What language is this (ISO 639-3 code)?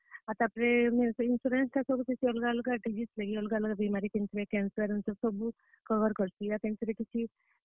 ori